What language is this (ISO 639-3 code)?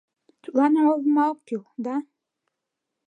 chm